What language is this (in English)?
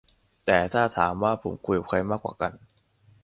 Thai